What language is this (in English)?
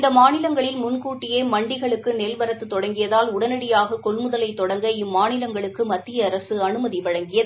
Tamil